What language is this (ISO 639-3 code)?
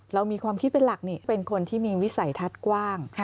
tha